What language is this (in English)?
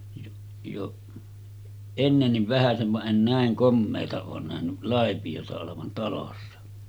Finnish